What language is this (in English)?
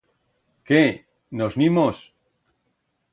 Aragonese